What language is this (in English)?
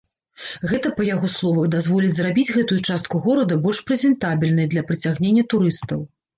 Belarusian